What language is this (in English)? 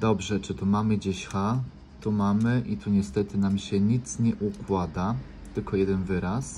Polish